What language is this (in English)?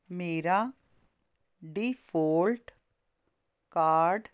Punjabi